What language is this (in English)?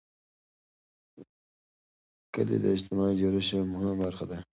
Pashto